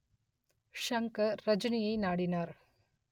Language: Tamil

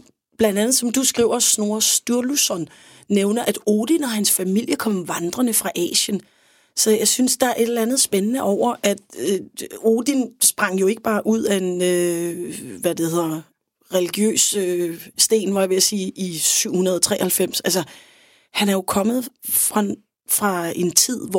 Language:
Danish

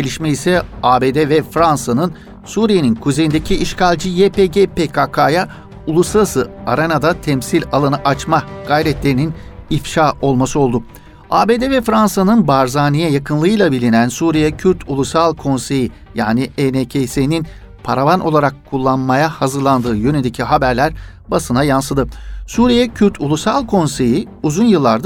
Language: Turkish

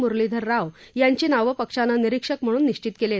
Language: Marathi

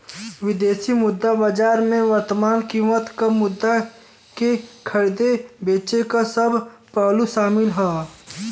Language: Bhojpuri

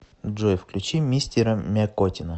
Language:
Russian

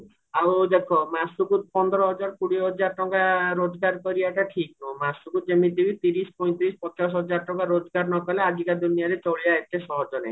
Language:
Odia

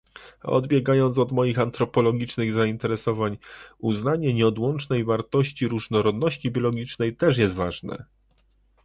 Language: Polish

